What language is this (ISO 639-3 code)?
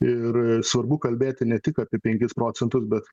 lit